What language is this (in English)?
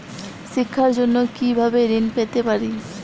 Bangla